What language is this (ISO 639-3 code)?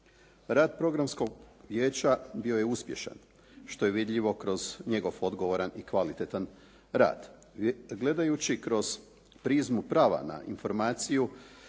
hrv